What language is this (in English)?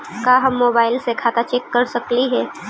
Magahi